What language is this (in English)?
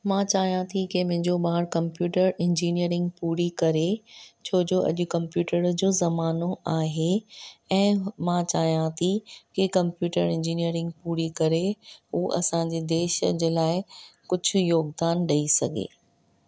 Sindhi